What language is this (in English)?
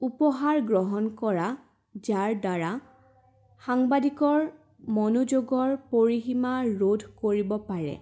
Assamese